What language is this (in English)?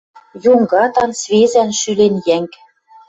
Western Mari